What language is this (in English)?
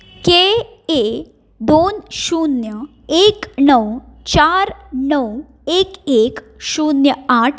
Konkani